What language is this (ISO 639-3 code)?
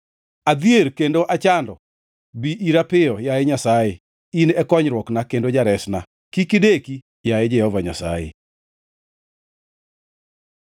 luo